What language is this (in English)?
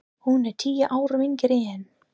Icelandic